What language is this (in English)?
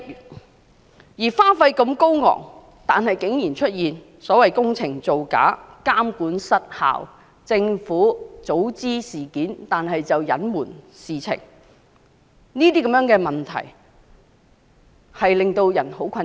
Cantonese